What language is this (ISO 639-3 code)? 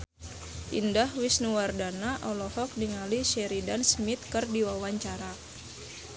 sun